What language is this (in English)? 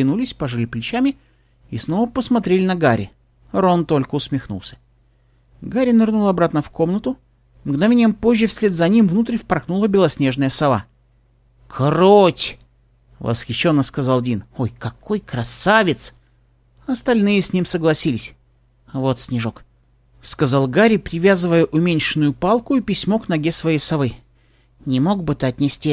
Russian